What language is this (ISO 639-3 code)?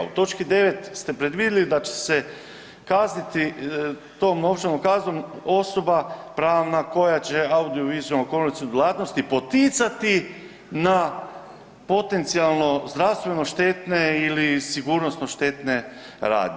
hrv